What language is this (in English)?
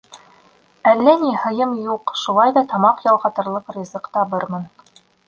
Bashkir